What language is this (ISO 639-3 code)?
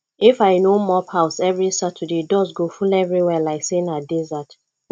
pcm